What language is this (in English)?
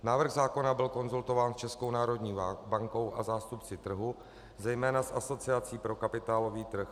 Czech